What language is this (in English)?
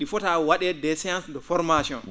Fula